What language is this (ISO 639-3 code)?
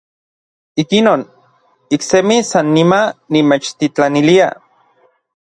nlv